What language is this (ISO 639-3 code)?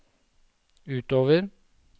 nor